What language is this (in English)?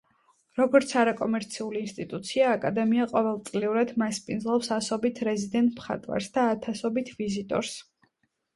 Georgian